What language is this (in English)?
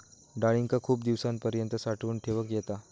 Marathi